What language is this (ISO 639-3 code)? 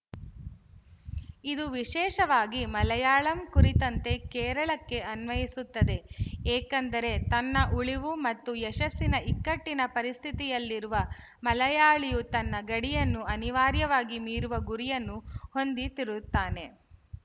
kan